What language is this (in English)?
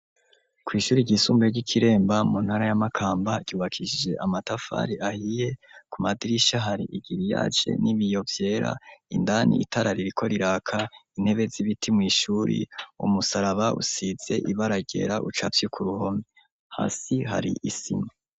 Rundi